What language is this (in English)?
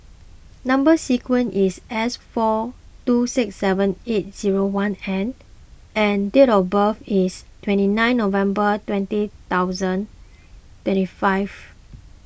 English